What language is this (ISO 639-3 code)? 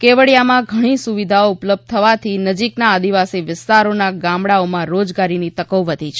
guj